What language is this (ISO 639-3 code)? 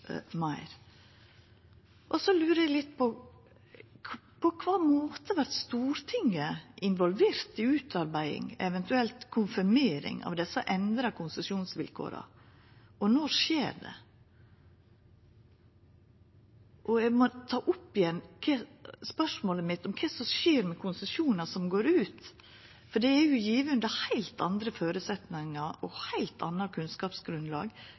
nno